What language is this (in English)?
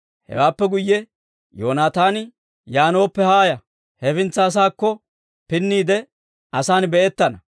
Dawro